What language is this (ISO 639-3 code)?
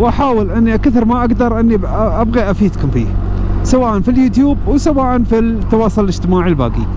ara